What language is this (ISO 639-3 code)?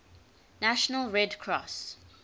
eng